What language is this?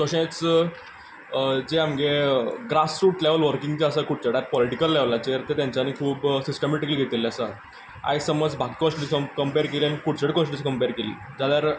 Konkani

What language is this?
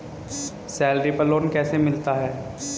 Hindi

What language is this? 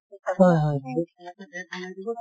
Assamese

